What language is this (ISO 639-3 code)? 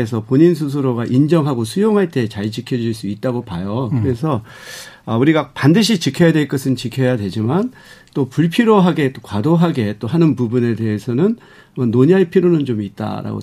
kor